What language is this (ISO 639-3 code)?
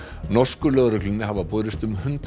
isl